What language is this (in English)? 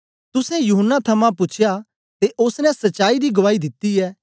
Dogri